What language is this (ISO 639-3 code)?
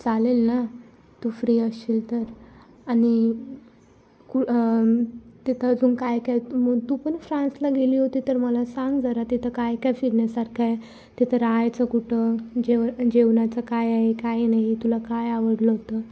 mar